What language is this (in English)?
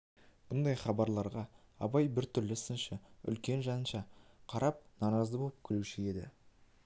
Kazakh